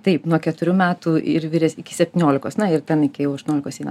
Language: Lithuanian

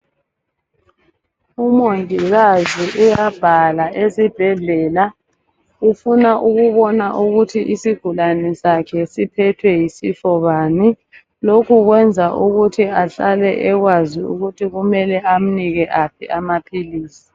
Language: North Ndebele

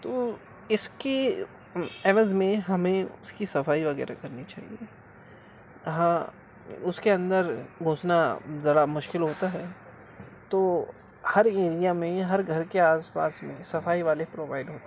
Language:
Urdu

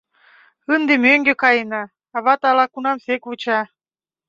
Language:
Mari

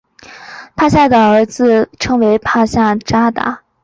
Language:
Chinese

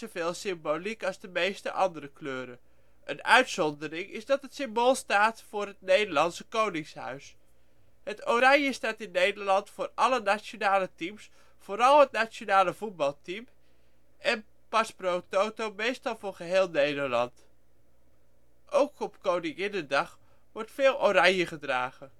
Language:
Dutch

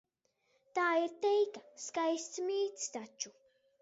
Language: Latvian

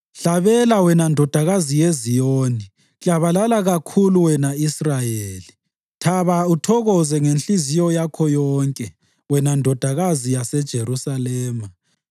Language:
North Ndebele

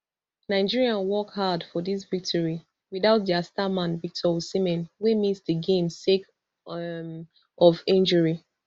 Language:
Nigerian Pidgin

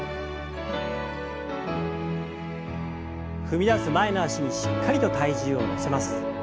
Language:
Japanese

